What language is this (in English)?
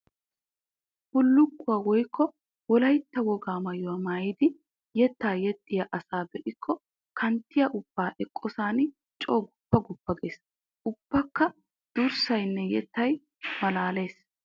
Wolaytta